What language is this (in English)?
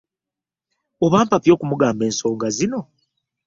Ganda